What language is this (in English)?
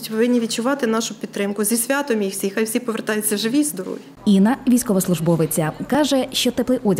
Ukrainian